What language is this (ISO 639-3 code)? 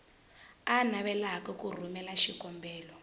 tso